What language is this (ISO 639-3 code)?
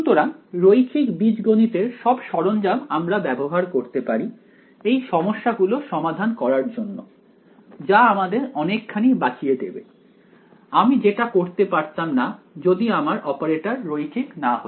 ben